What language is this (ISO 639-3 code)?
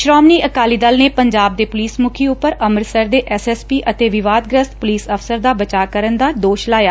pan